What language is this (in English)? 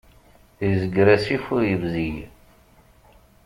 Kabyle